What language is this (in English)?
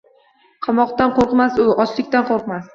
Uzbek